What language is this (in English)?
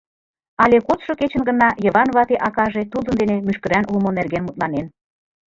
Mari